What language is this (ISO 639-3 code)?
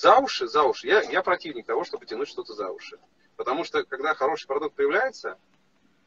rus